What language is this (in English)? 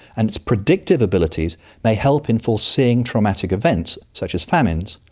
English